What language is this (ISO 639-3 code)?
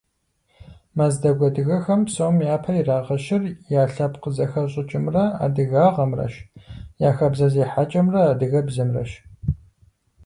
kbd